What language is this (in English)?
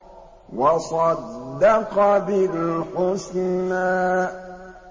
Arabic